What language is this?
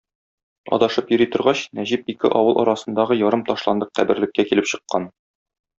Tatar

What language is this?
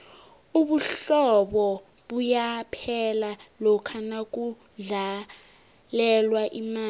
South Ndebele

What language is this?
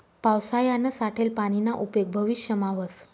Marathi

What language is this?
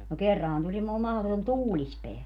Finnish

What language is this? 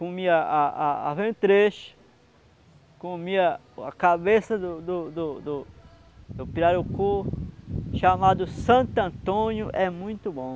Portuguese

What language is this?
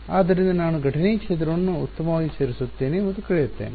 Kannada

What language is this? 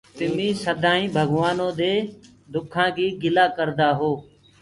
Gurgula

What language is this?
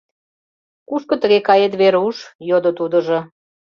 Mari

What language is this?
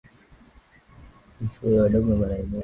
Swahili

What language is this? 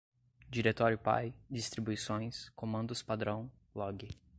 Portuguese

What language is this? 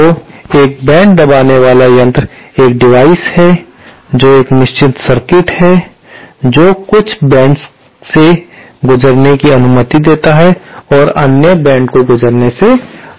Hindi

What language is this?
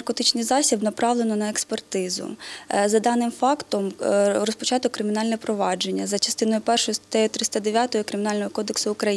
Ukrainian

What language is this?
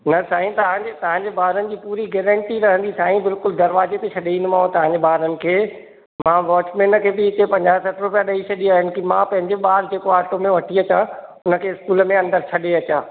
Sindhi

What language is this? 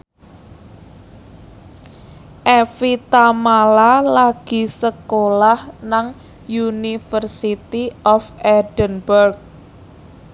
Javanese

